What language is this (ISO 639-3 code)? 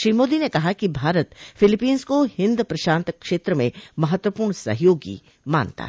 hin